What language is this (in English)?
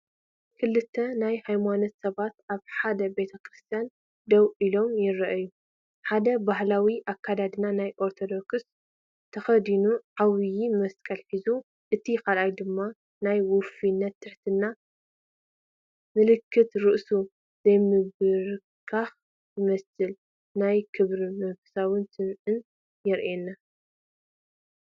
Tigrinya